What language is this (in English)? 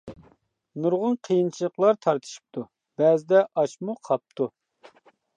Uyghur